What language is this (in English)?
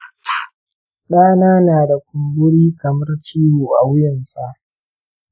Hausa